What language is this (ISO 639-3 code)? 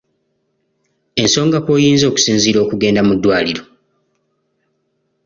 lug